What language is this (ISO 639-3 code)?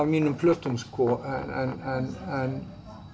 isl